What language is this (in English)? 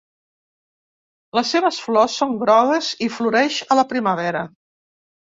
Catalan